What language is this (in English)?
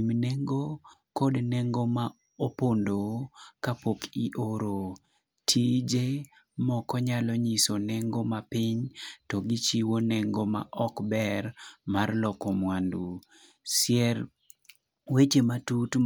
Luo (Kenya and Tanzania)